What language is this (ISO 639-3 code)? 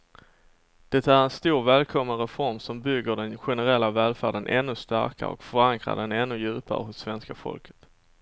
swe